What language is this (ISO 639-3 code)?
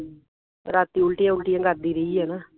pan